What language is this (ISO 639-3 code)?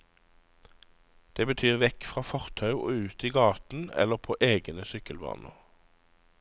nor